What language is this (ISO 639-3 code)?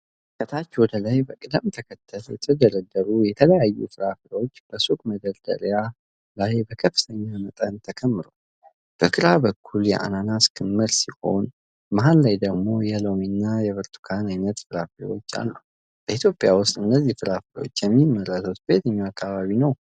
amh